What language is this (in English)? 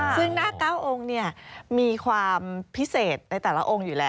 Thai